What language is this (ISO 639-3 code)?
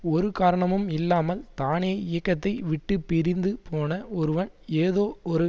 tam